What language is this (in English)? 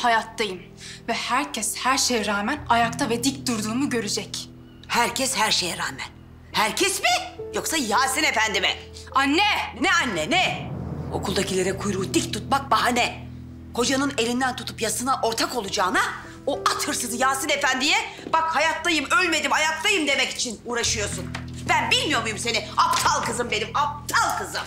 Turkish